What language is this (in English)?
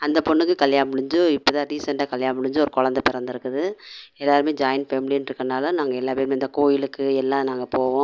Tamil